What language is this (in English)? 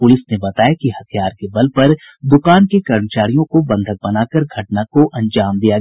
Hindi